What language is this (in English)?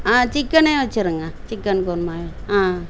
Tamil